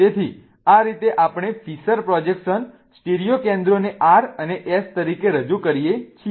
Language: Gujarati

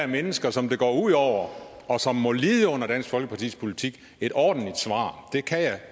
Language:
Danish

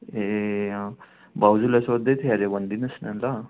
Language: Nepali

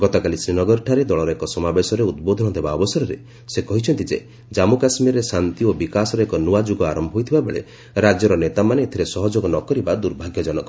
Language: Odia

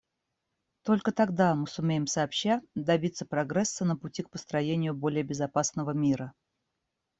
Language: Russian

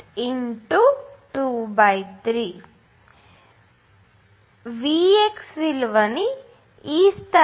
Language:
Telugu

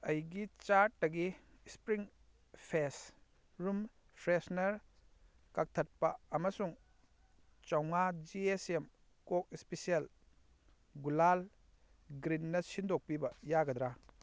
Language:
Manipuri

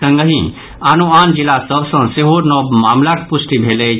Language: Maithili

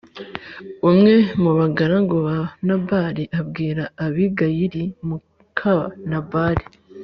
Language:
Kinyarwanda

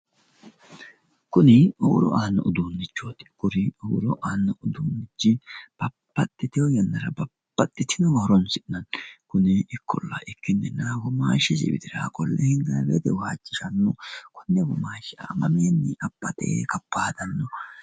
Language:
Sidamo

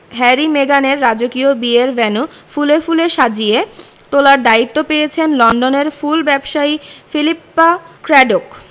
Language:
Bangla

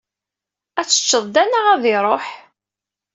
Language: Kabyle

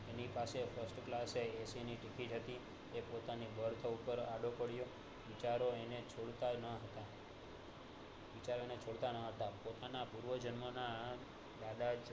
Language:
Gujarati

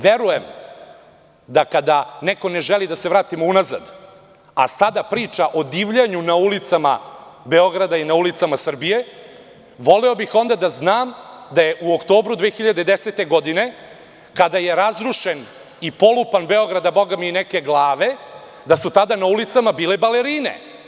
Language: Serbian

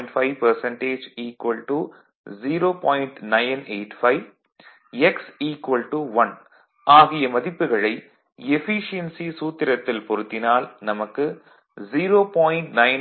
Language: Tamil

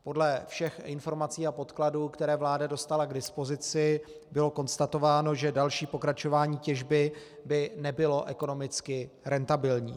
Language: Czech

